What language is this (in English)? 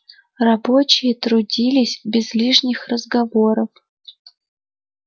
Russian